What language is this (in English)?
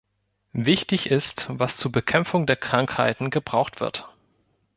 German